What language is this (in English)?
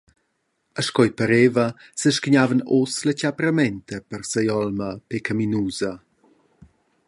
Romansh